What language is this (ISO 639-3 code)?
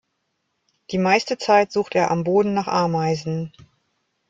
deu